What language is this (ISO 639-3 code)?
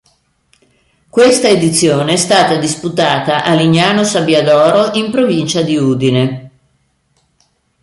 ita